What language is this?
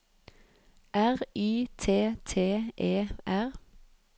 Norwegian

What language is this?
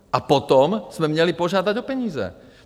Czech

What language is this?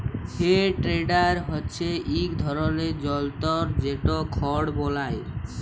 Bangla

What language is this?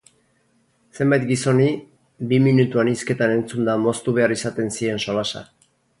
Basque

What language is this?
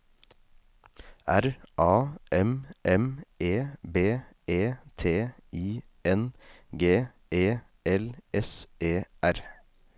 Norwegian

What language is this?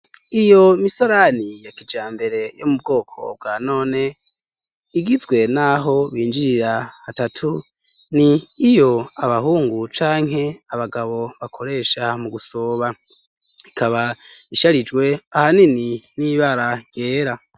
Rundi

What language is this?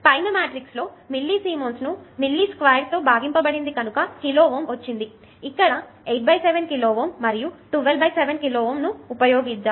Telugu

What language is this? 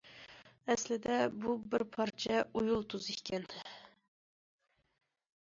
Uyghur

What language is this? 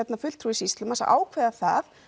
Icelandic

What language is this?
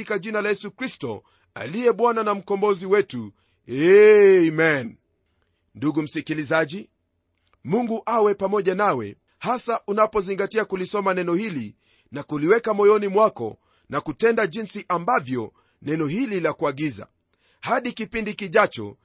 Swahili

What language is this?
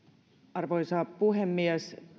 Finnish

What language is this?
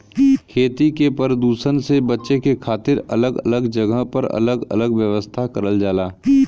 Bhojpuri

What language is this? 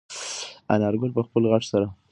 Pashto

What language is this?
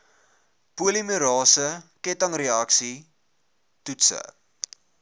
Afrikaans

